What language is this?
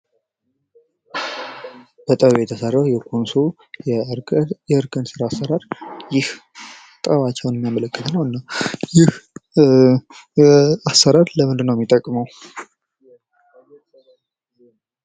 Amharic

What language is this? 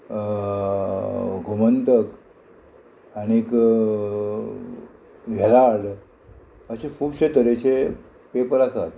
Konkani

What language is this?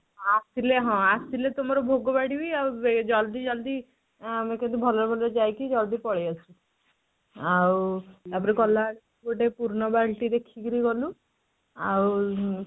Odia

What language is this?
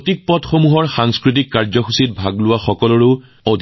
Assamese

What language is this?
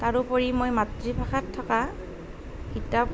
Assamese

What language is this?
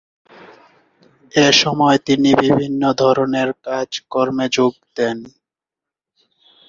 Bangla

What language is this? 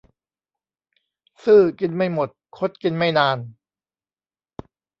Thai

